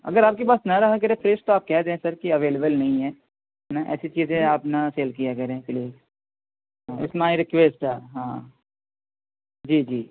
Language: Urdu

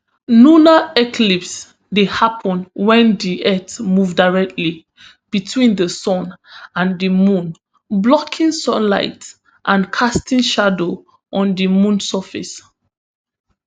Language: Nigerian Pidgin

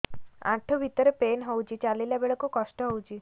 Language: Odia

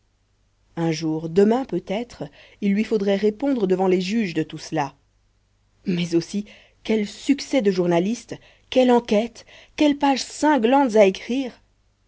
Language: French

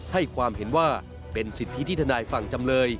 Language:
Thai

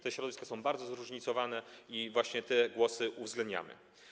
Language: Polish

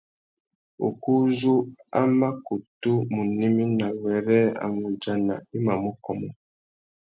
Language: Tuki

